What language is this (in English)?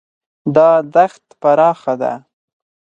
Pashto